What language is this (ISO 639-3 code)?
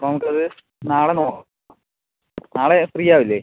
mal